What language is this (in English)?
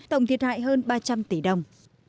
Vietnamese